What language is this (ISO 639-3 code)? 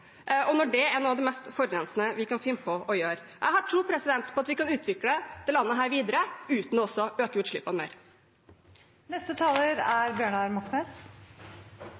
nob